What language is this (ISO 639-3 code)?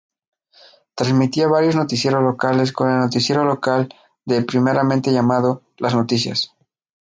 spa